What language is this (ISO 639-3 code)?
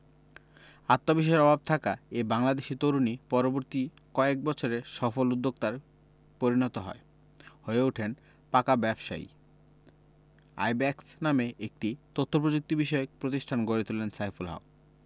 ben